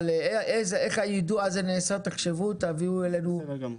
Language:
Hebrew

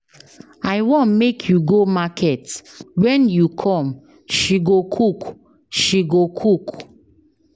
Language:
Nigerian Pidgin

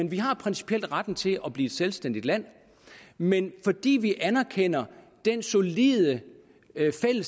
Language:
Danish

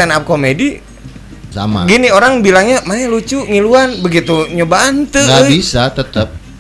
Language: Indonesian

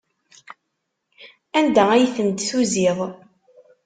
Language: Kabyle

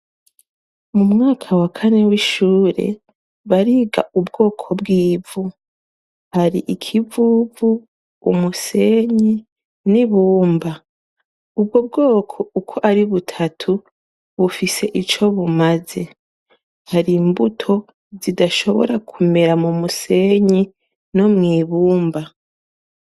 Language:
Rundi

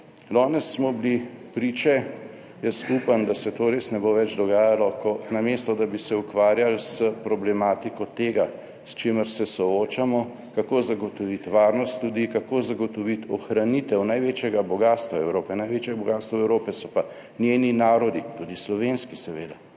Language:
Slovenian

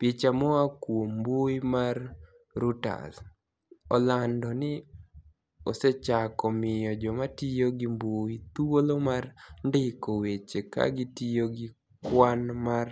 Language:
Luo (Kenya and Tanzania)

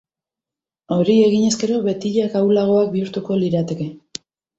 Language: Basque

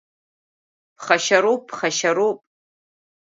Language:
Abkhazian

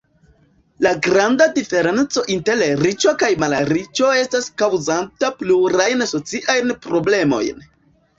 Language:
Esperanto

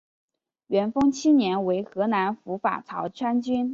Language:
Chinese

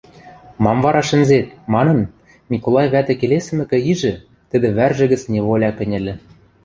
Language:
Western Mari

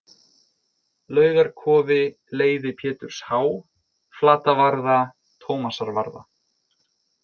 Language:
Icelandic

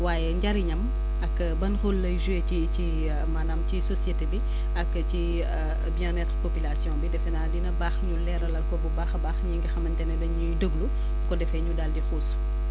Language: Wolof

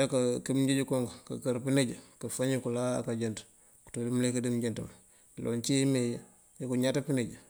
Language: Mandjak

